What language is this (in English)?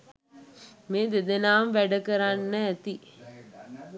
Sinhala